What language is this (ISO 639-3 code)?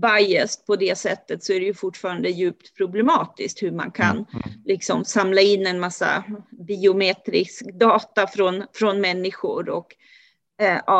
swe